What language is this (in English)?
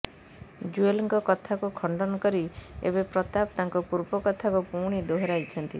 Odia